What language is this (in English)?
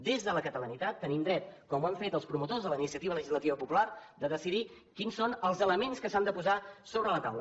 Catalan